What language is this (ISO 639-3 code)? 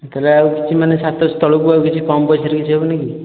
ori